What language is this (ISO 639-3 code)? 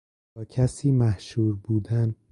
fas